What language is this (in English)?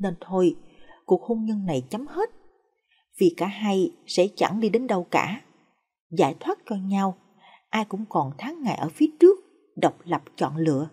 Vietnamese